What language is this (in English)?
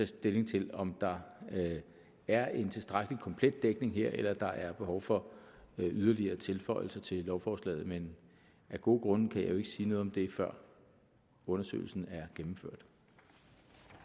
Danish